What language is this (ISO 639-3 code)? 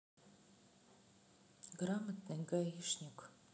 rus